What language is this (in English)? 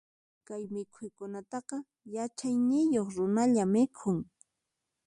Puno Quechua